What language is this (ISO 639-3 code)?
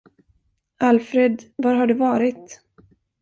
swe